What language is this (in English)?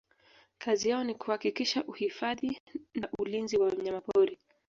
Swahili